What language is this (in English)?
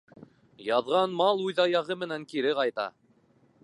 Bashkir